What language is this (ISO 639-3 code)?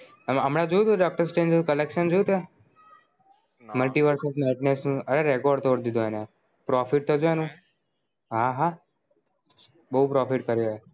guj